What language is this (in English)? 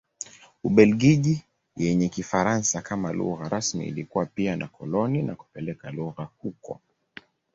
Swahili